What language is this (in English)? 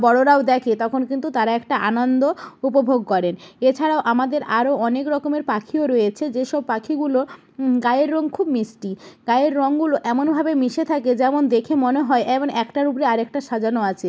Bangla